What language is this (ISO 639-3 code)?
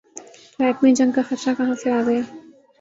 urd